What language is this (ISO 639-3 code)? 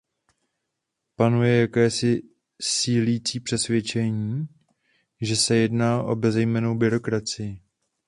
ces